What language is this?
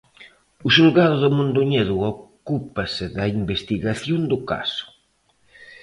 Galician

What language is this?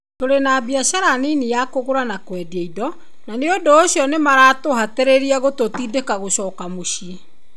Kikuyu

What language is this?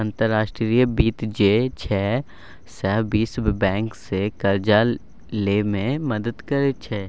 Maithili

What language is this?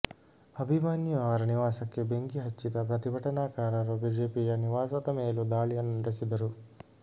Kannada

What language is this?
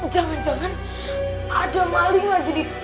Indonesian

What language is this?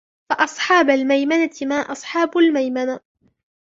Arabic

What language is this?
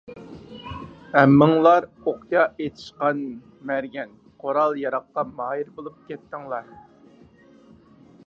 Uyghur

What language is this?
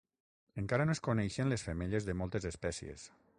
Catalan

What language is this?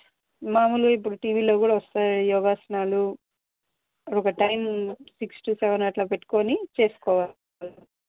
Telugu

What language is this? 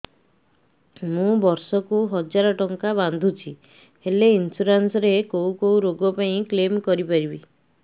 Odia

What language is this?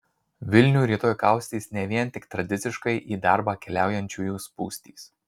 Lithuanian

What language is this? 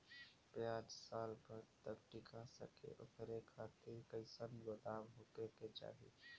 Bhojpuri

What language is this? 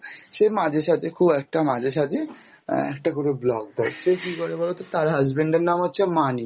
Bangla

